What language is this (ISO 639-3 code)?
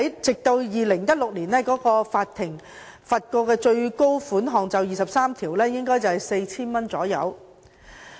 yue